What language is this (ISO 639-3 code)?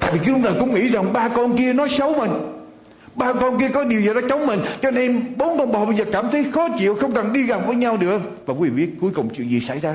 vie